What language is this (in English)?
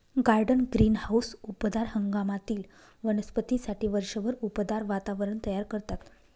Marathi